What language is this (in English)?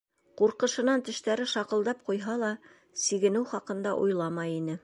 Bashkir